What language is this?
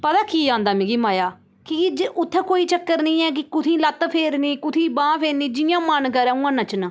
Dogri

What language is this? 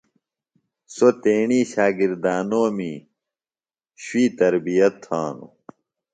Phalura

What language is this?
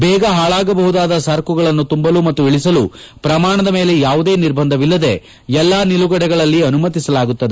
Kannada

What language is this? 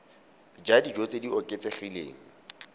Tswana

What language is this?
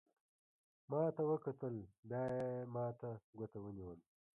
Pashto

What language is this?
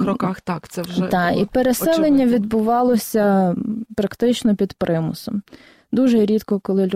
Ukrainian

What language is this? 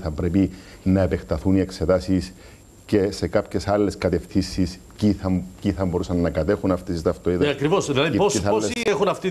Greek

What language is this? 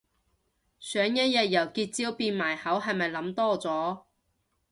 Cantonese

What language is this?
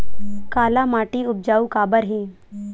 Chhattisgarhi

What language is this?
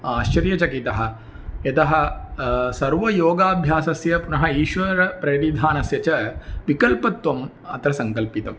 Sanskrit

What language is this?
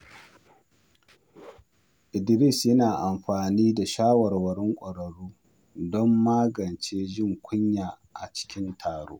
Hausa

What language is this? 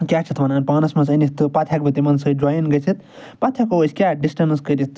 Kashmiri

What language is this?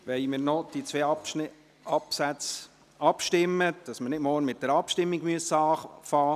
Swiss German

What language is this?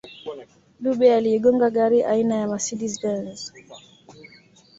Swahili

